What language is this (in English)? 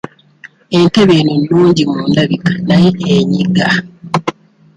Ganda